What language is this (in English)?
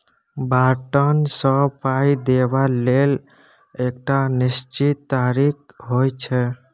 Maithili